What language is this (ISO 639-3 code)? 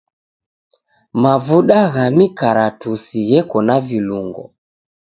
dav